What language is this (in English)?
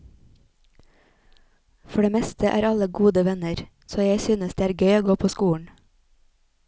Norwegian